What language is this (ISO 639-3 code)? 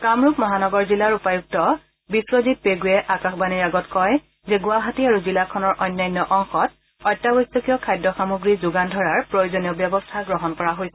asm